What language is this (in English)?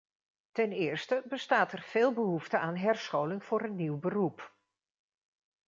Dutch